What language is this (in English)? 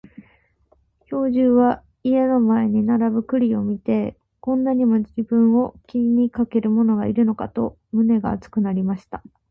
Japanese